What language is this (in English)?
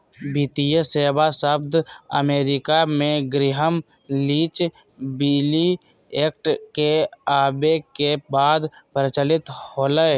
Magahi